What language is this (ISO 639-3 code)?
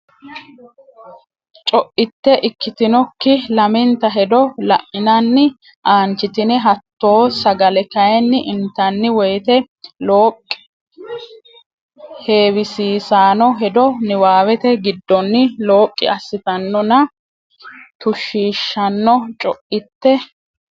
sid